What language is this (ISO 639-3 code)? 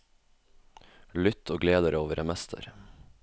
nor